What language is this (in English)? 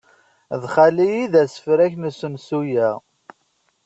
Kabyle